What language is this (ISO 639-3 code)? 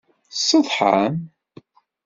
kab